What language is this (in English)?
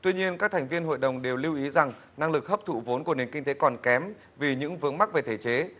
Vietnamese